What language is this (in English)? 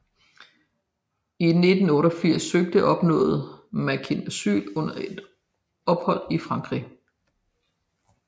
Danish